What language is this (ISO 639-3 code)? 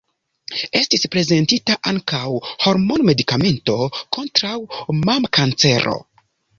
epo